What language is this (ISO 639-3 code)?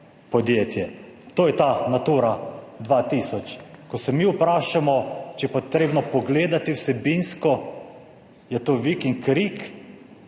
slv